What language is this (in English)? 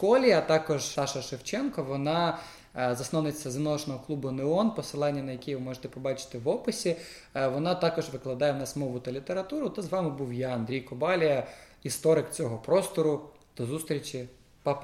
Ukrainian